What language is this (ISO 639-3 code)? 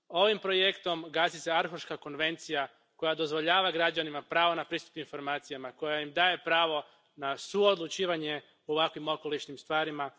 hrv